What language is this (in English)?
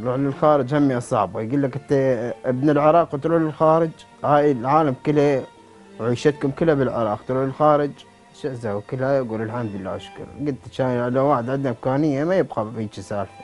Arabic